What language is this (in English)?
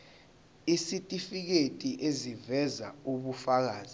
Zulu